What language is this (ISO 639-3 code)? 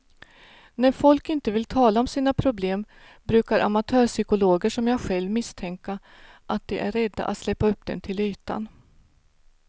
swe